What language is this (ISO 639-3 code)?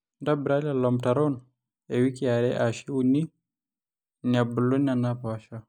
mas